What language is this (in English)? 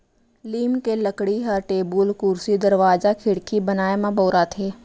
Chhattisgarhi